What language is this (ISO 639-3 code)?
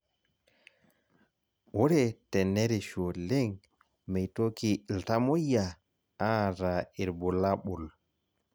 mas